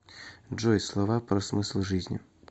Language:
Russian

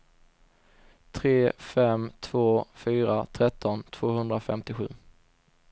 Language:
Swedish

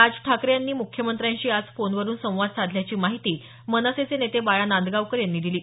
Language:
Marathi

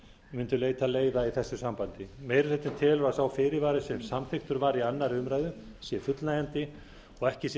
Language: Icelandic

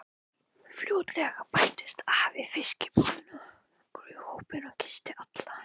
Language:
Icelandic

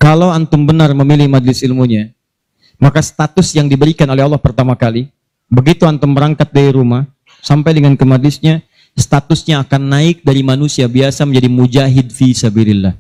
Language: Indonesian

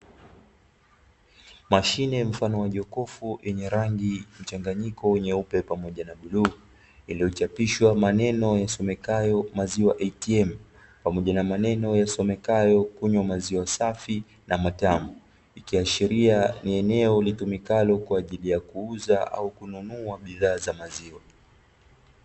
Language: Swahili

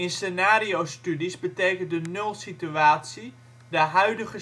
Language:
Dutch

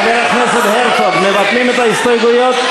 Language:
Hebrew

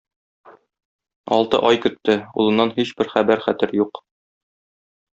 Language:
Tatar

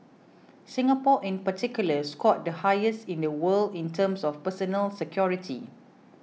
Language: English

